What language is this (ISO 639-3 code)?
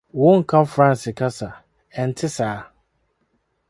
aka